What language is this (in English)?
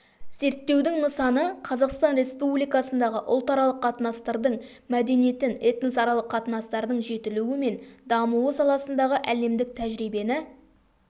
Kazakh